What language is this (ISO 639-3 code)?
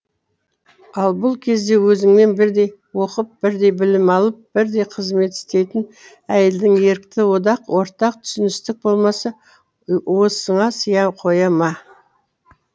kaz